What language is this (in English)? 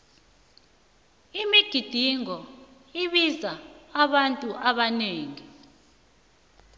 South Ndebele